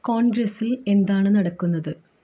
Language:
Malayalam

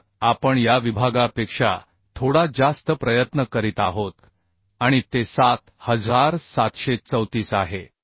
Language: Marathi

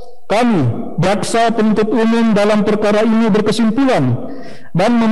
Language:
Indonesian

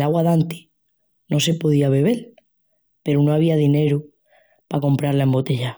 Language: Extremaduran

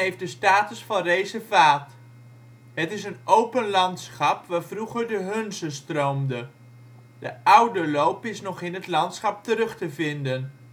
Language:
Dutch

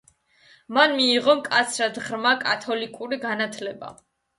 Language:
Georgian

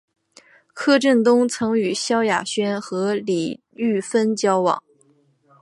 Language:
Chinese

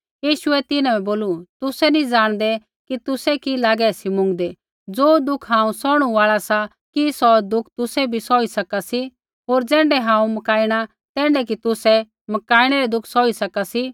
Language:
Kullu Pahari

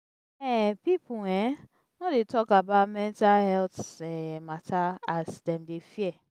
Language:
Nigerian Pidgin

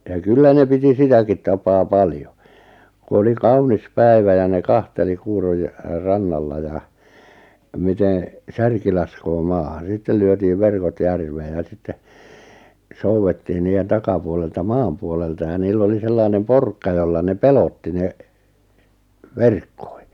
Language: Finnish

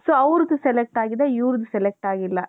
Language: Kannada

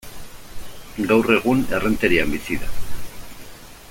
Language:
Basque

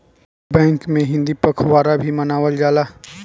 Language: Bhojpuri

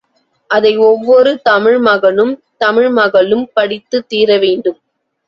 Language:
Tamil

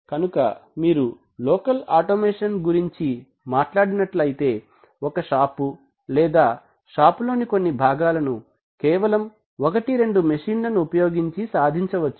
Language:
Telugu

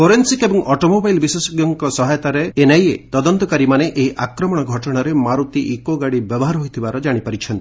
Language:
Odia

